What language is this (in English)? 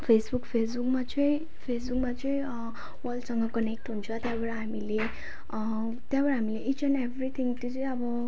Nepali